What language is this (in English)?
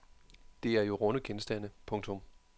Danish